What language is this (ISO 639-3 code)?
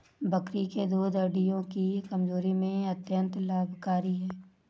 hin